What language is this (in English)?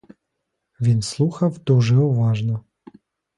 Ukrainian